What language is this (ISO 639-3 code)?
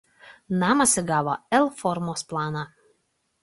lit